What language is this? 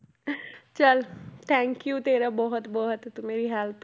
Punjabi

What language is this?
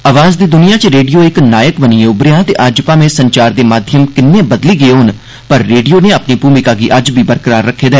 Dogri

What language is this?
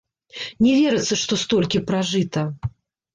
Belarusian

